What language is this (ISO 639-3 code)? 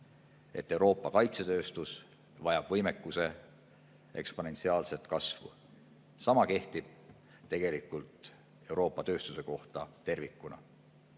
est